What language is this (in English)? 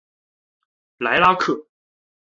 Chinese